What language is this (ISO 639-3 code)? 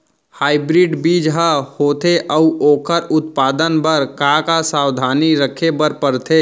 hne